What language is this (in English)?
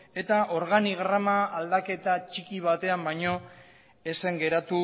Basque